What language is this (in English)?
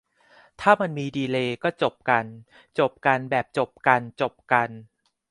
Thai